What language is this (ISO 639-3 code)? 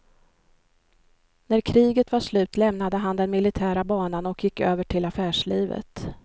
swe